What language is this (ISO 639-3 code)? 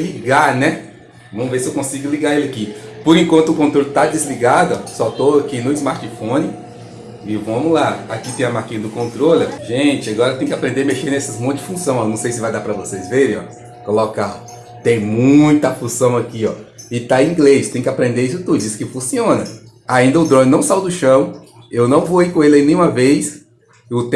por